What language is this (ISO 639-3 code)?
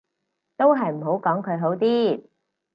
yue